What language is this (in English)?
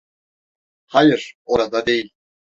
Turkish